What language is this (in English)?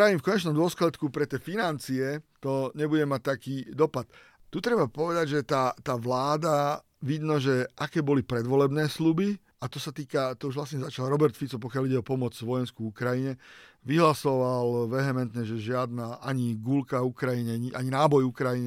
Slovak